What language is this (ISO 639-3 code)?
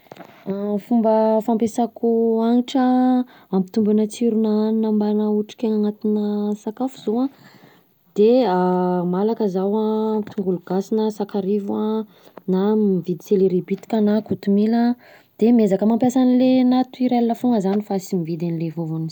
bzc